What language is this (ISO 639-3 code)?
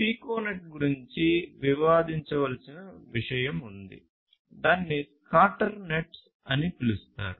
tel